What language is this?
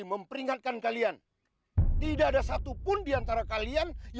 Indonesian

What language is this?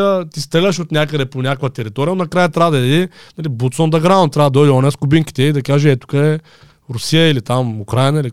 Bulgarian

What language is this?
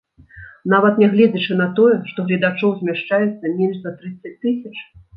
Belarusian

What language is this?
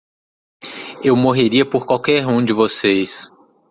Portuguese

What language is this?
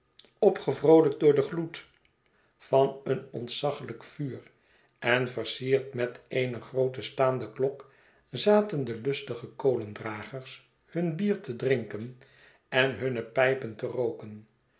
Dutch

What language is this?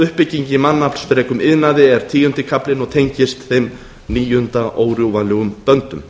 Icelandic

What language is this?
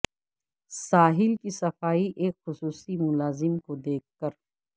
Urdu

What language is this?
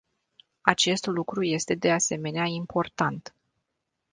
Romanian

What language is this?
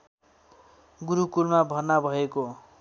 Nepali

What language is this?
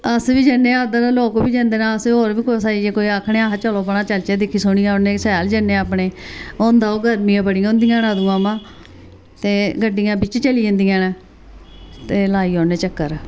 Dogri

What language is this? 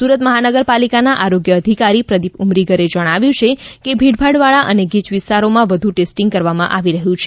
Gujarati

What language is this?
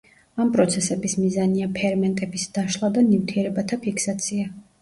Georgian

